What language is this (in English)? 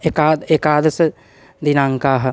Sanskrit